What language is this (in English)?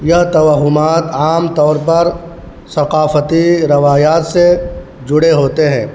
Urdu